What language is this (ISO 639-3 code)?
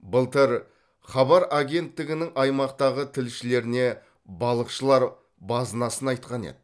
kaz